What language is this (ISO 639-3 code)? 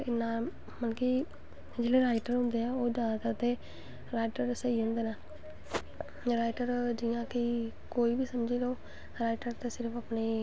doi